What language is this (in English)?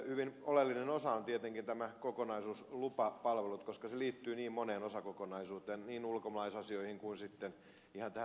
Finnish